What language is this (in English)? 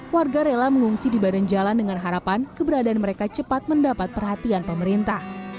Indonesian